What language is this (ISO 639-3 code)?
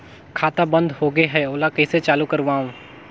hne